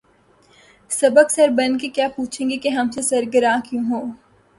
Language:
Urdu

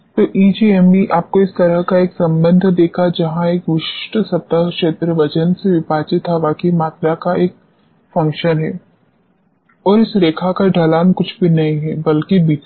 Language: Hindi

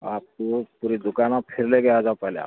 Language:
Urdu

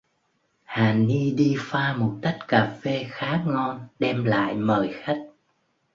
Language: Vietnamese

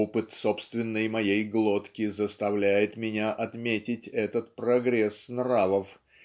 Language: Russian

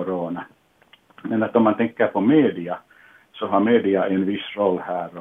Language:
Swedish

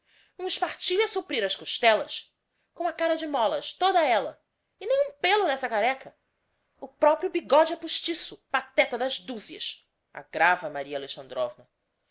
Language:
Portuguese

